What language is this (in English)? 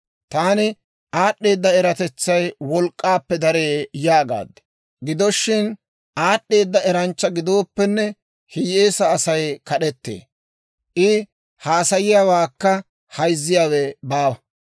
Dawro